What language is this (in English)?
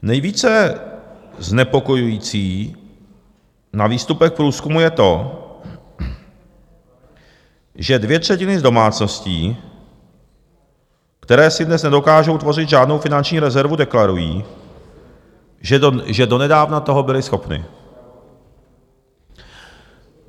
Czech